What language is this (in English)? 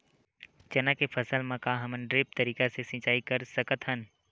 Chhattisgarhi